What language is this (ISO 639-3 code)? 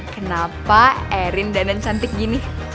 ind